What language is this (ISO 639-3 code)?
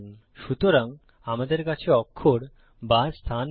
ben